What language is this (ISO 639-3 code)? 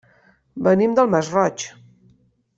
cat